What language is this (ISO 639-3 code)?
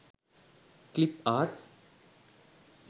sin